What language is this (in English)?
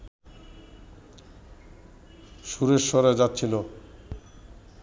Bangla